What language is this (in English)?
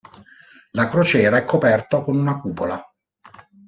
Italian